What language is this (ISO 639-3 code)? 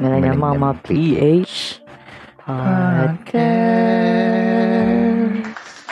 fil